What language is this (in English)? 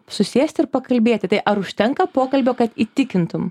Lithuanian